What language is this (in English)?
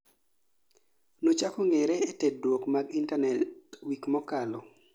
Luo (Kenya and Tanzania)